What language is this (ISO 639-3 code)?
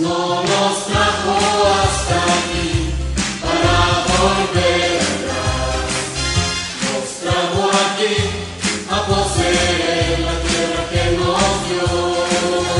ron